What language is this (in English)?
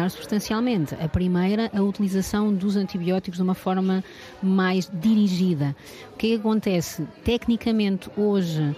Portuguese